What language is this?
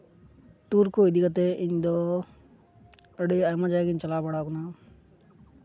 Santali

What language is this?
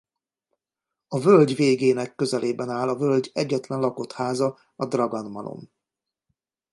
Hungarian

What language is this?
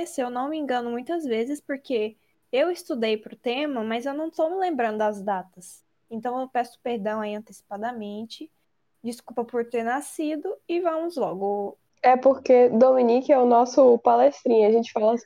Portuguese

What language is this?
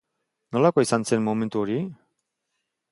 Basque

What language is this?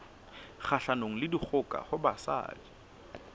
Southern Sotho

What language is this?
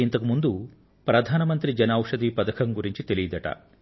Telugu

